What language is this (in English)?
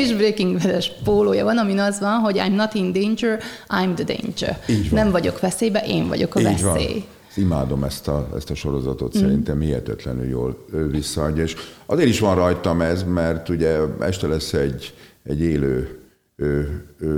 Hungarian